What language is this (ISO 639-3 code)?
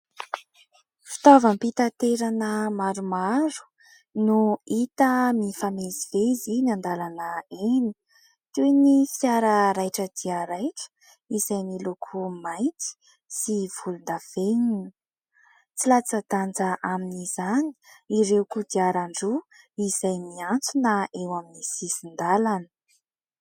mlg